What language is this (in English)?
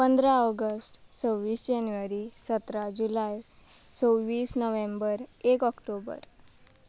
Konkani